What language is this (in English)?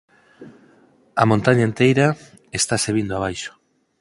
Galician